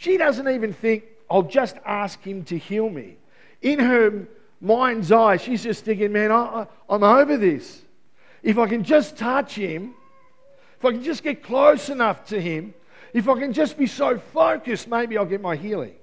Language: English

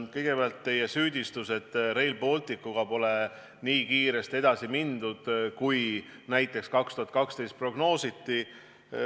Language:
Estonian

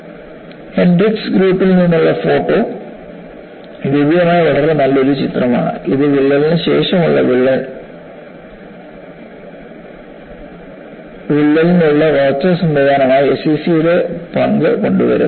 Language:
Malayalam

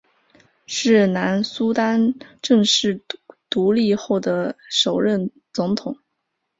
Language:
Chinese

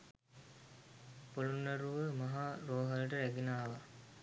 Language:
Sinhala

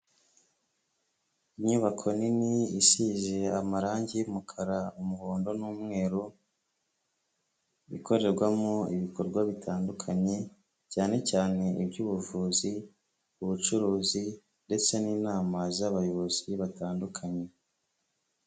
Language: Kinyarwanda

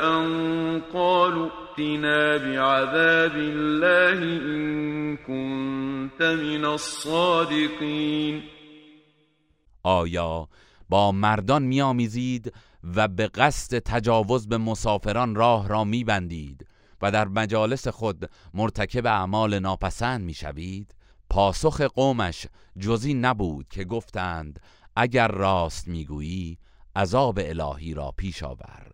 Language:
Persian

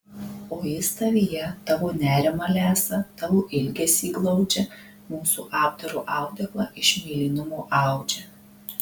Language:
Lithuanian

